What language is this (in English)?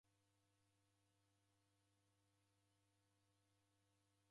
Taita